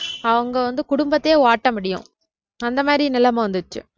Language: Tamil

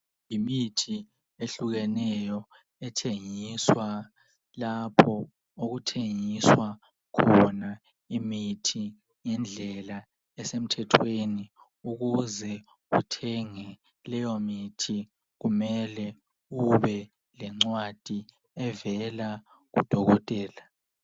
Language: North Ndebele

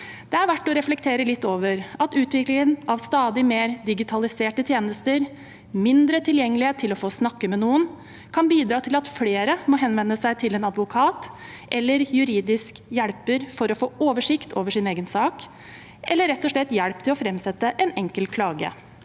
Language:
Norwegian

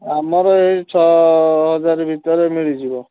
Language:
Odia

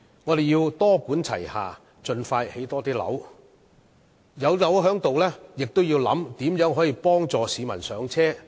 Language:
Cantonese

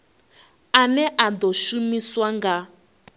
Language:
Venda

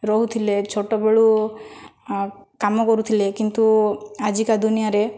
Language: Odia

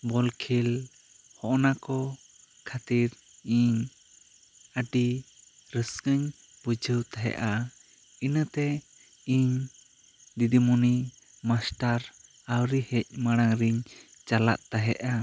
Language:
Santali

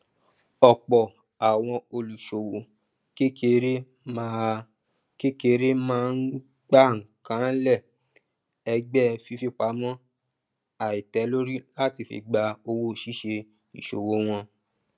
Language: Yoruba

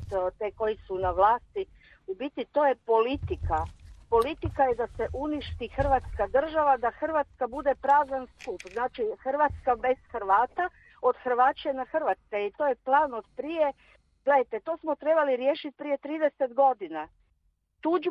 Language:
Croatian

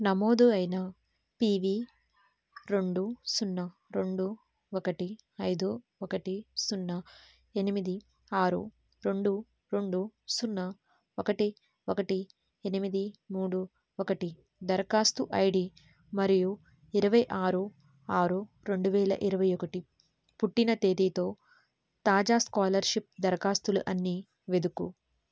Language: Telugu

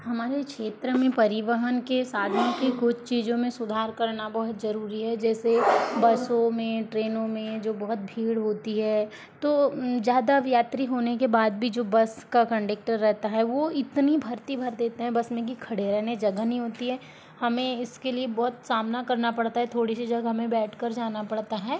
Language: Hindi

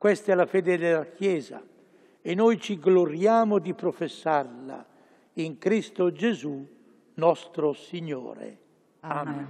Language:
Italian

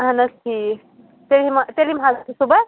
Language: Kashmiri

